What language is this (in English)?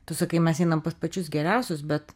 Lithuanian